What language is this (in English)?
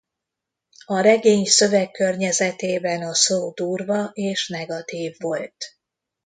Hungarian